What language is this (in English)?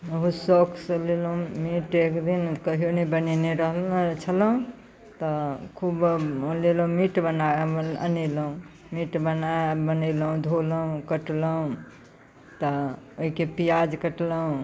Maithili